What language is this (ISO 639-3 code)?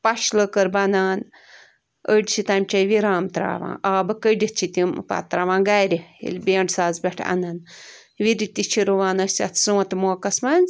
kas